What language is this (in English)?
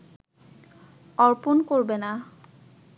Bangla